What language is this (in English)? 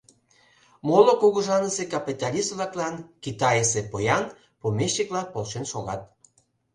Mari